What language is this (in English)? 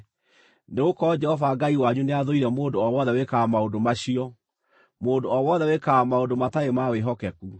Kikuyu